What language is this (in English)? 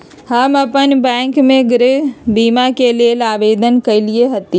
Magahi